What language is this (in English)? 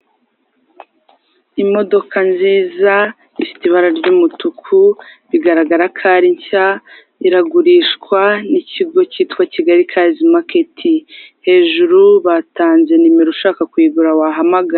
Kinyarwanda